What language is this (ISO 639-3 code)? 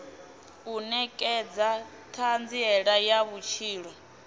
ven